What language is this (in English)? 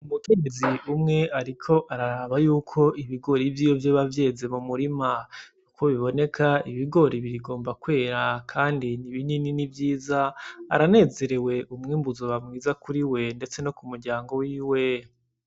Rundi